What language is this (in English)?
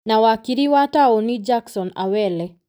Kikuyu